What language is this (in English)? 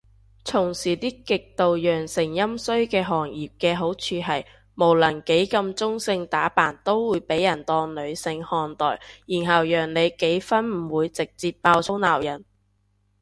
Cantonese